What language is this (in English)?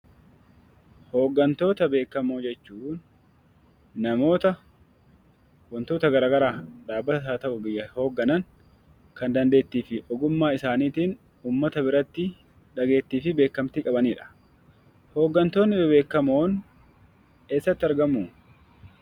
Oromo